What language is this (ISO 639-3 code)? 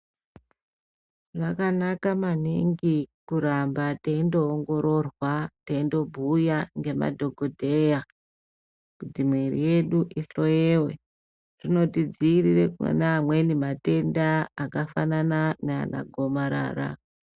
ndc